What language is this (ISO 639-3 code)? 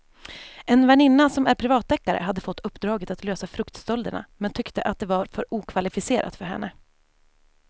swe